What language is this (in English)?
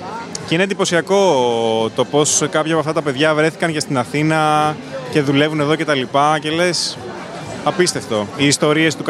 Greek